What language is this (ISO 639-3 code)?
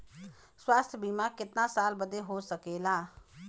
bho